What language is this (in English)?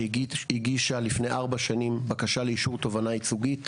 Hebrew